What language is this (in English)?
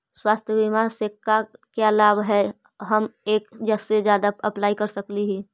Magahi